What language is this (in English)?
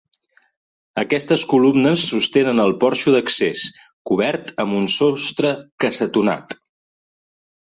Catalan